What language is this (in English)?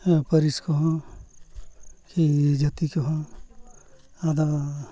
Santali